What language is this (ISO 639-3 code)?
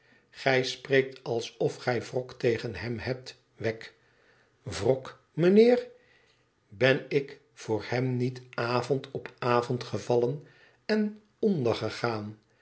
nld